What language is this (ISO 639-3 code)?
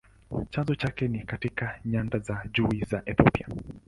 swa